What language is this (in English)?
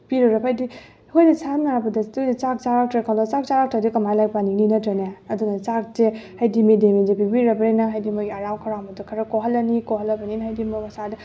Manipuri